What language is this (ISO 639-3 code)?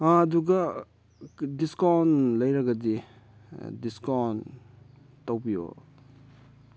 mni